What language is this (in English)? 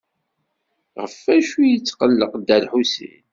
Kabyle